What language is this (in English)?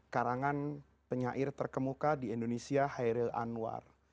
Indonesian